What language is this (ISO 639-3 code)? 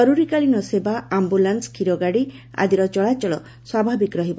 ori